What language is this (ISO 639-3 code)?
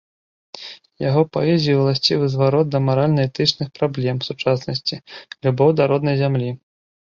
bel